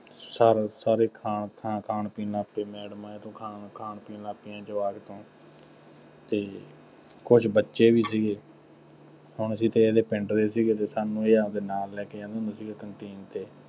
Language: Punjabi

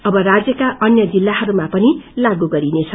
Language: Nepali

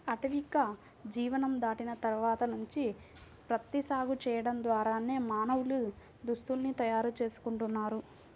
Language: Telugu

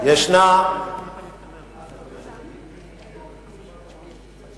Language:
Hebrew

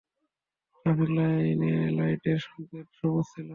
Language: Bangla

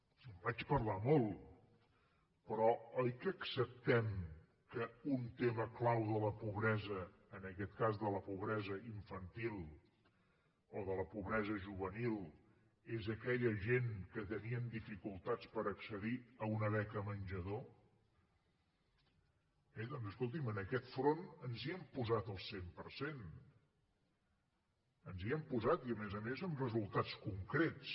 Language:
Catalan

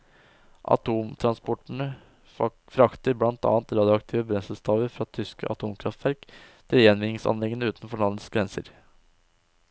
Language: Norwegian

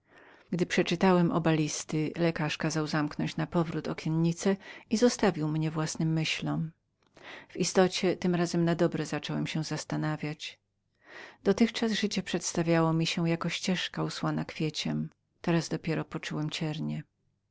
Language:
Polish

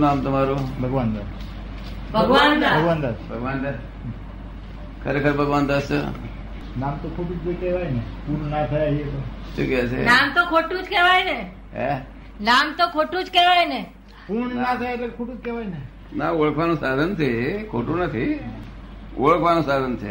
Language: Gujarati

